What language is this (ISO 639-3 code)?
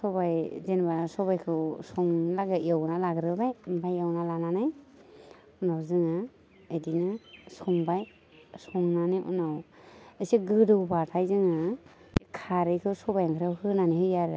brx